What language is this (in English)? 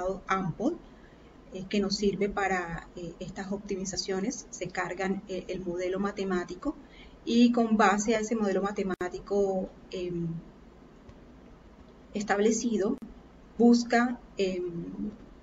Spanish